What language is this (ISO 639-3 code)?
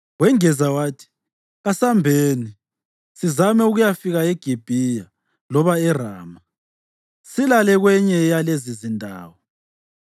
nde